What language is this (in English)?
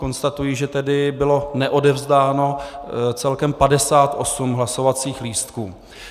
Czech